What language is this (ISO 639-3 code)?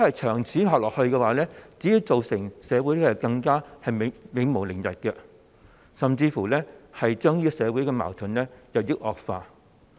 yue